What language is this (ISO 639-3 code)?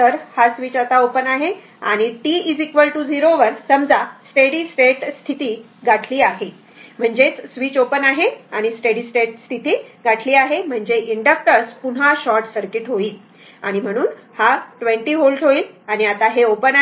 mar